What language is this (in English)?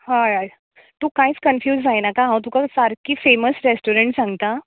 Konkani